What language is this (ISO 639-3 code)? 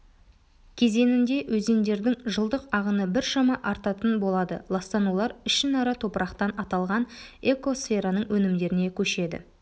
kaz